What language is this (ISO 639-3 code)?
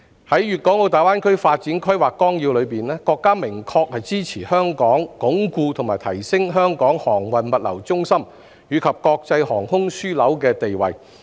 yue